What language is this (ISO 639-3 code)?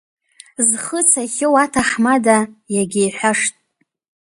abk